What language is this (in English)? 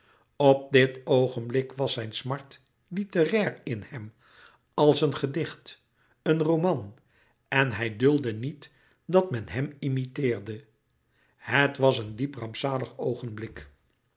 Dutch